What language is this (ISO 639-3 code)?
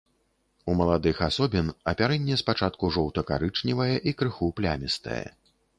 bel